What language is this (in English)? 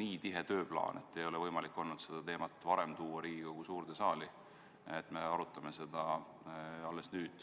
Estonian